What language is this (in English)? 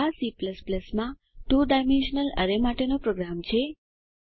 Gujarati